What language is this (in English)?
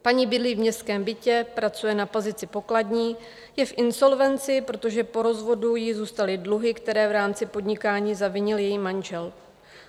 Czech